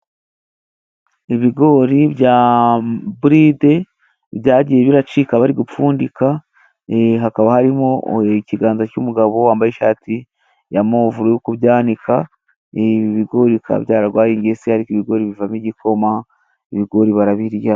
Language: Kinyarwanda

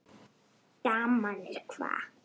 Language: Icelandic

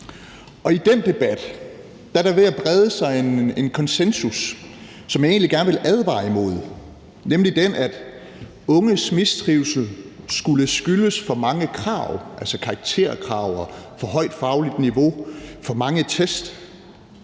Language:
Danish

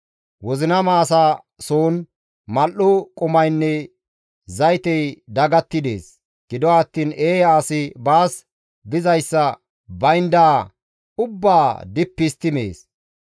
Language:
Gamo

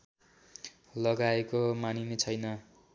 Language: Nepali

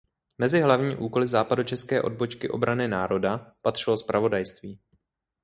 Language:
Czech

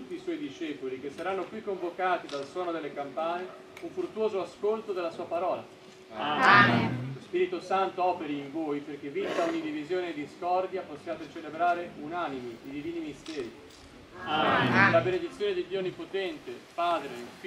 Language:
Italian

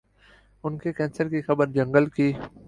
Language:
Urdu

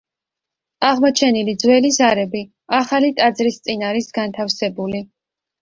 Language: Georgian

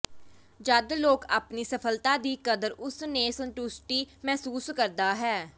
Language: Punjabi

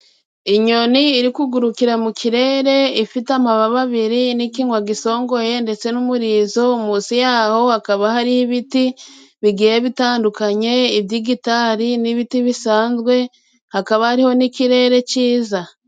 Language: Kinyarwanda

